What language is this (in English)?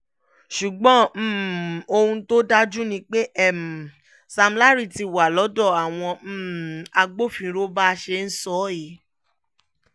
Yoruba